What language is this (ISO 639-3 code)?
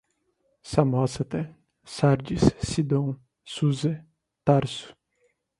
por